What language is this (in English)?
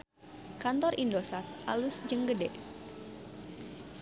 Sundanese